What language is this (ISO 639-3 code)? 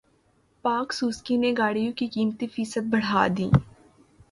urd